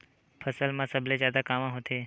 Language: Chhattisgarhi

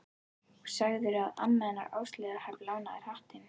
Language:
Icelandic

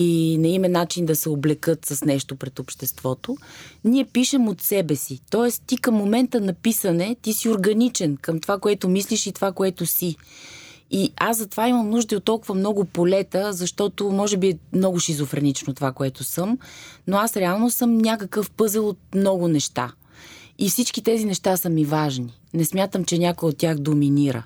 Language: Bulgarian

